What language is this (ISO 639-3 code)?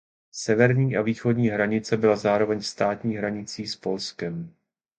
ces